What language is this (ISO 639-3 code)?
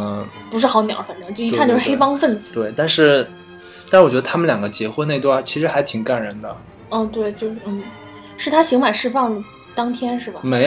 zho